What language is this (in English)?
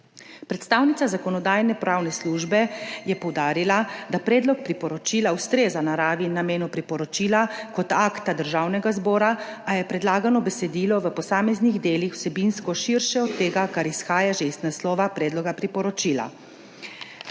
Slovenian